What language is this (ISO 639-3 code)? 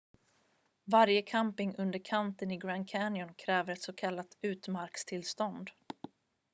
swe